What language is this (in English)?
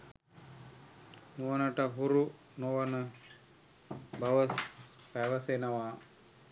Sinhala